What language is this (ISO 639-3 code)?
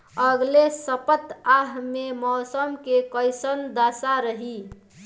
bho